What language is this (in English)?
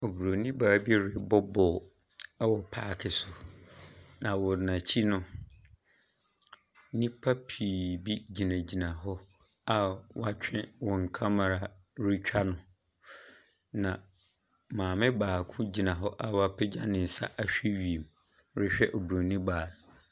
Akan